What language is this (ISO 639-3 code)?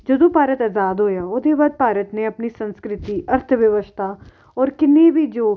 pan